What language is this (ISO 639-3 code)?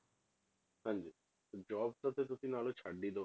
pan